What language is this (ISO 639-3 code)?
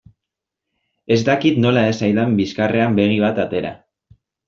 eus